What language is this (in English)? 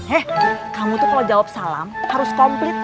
Indonesian